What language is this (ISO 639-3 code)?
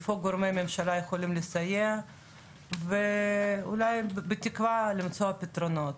heb